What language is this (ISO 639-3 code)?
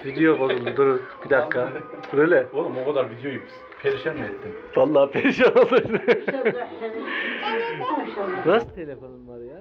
tur